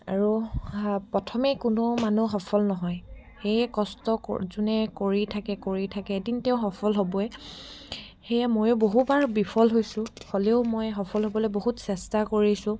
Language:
Assamese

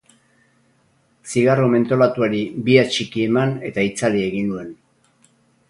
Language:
Basque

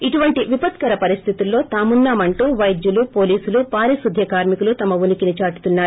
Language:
Telugu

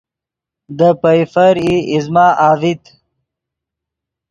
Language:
Yidgha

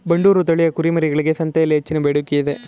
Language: Kannada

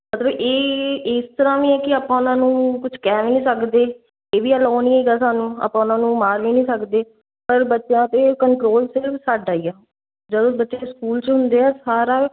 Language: Punjabi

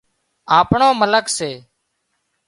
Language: Wadiyara Koli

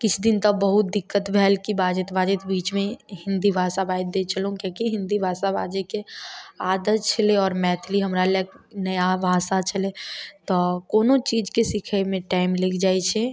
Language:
Maithili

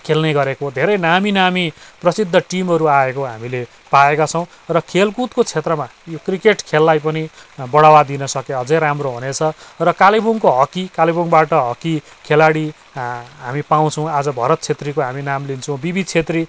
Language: Nepali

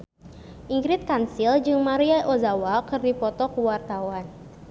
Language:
Sundanese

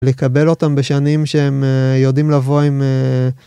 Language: Hebrew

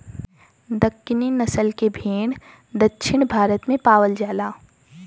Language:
Bhojpuri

